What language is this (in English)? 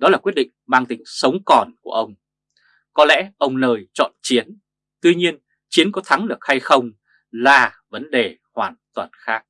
Vietnamese